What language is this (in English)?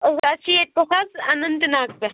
Kashmiri